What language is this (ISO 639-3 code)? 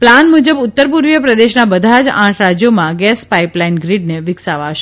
guj